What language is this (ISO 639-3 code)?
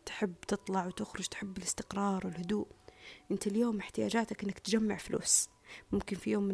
ara